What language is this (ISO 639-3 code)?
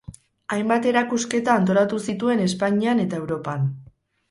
eus